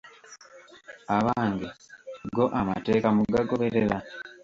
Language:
Ganda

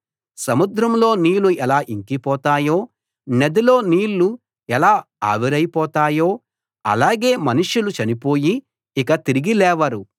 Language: Telugu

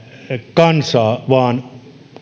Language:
Finnish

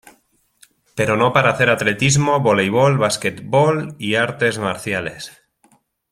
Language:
Spanish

